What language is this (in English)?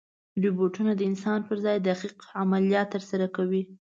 Pashto